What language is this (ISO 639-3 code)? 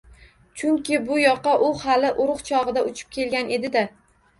uzb